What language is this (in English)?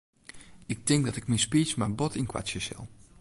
Western Frisian